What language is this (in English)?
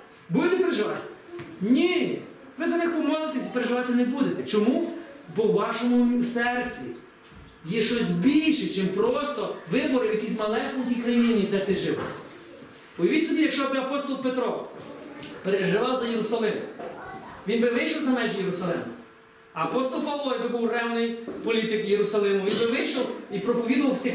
Ukrainian